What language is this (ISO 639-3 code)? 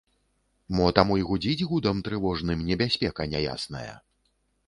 bel